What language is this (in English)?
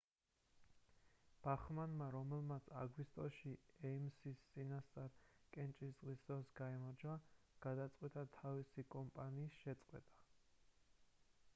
Georgian